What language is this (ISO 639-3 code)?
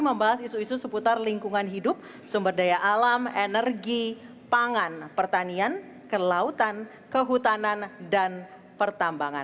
ind